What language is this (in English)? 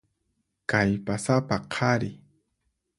Puno Quechua